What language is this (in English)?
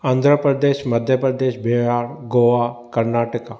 Sindhi